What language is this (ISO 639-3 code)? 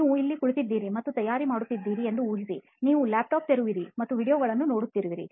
kan